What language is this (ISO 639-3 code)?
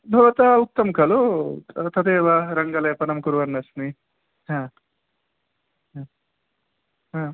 san